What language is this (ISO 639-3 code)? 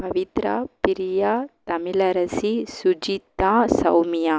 tam